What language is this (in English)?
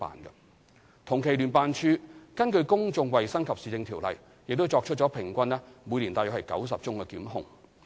Cantonese